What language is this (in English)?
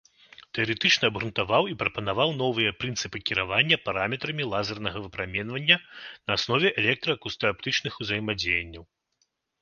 Belarusian